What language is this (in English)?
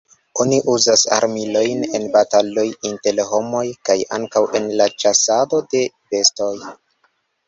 Esperanto